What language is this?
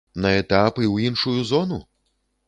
Belarusian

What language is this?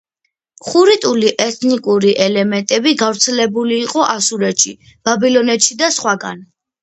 Georgian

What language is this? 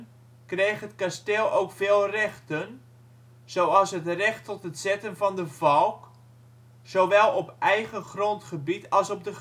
Dutch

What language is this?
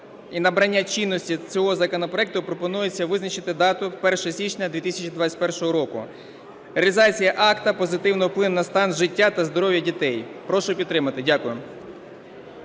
Ukrainian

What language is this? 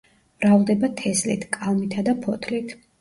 Georgian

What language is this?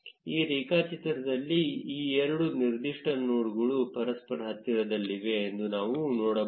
Kannada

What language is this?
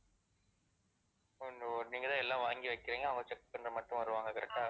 Tamil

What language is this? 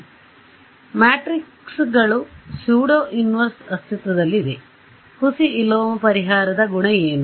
Kannada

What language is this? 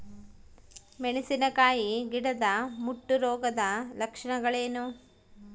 Kannada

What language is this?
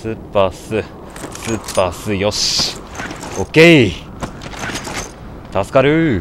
Japanese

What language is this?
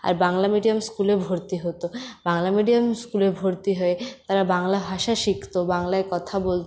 Bangla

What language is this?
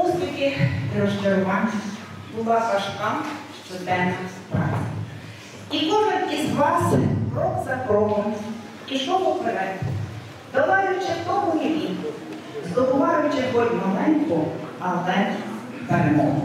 Ukrainian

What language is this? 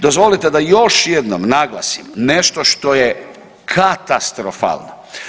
Croatian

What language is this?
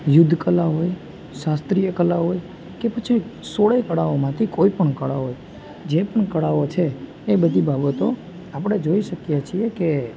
Gujarati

